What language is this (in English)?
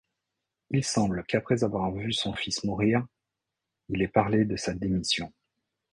French